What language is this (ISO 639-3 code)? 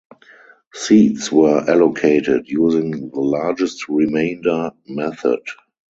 eng